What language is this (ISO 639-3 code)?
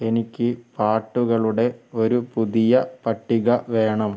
mal